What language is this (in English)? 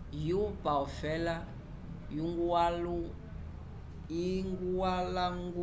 Umbundu